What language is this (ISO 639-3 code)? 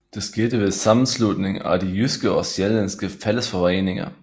dan